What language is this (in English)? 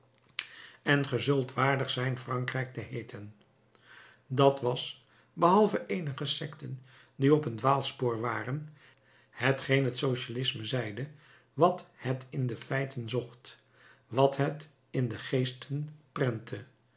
Dutch